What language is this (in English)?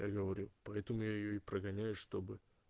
Russian